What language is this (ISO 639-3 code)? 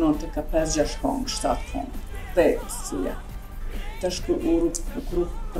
ron